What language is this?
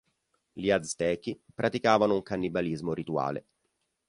Italian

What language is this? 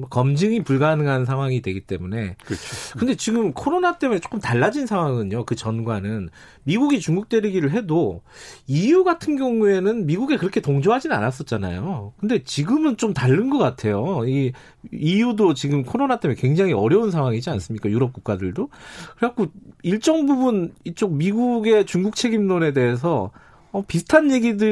Korean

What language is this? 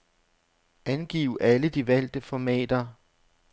Danish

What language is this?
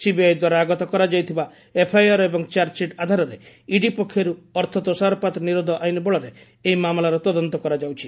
Odia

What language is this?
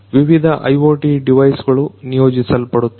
Kannada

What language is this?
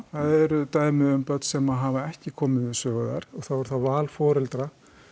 Icelandic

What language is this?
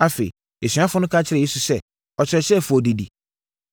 Akan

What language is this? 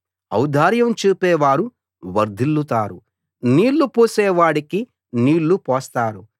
Telugu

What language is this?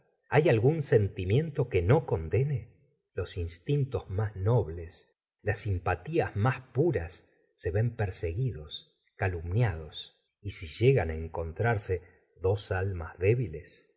Spanish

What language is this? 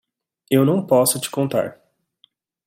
Portuguese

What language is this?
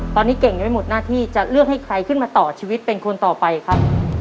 Thai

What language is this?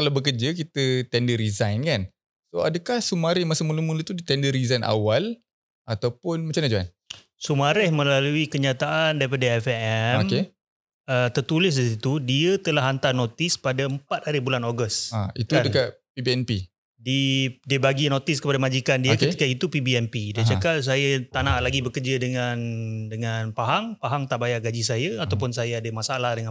Malay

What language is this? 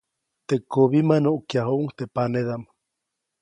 Copainalá Zoque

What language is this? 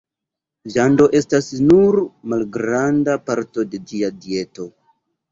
Esperanto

